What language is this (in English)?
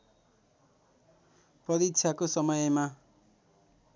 Nepali